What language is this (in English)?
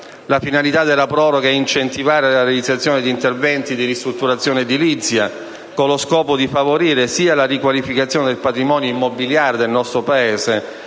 Italian